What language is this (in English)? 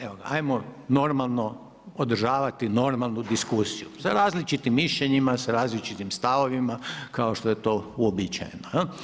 Croatian